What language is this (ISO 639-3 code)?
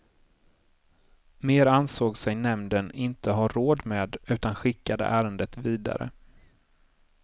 swe